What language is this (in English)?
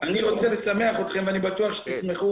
Hebrew